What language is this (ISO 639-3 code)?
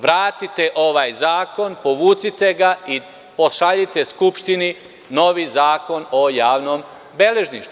srp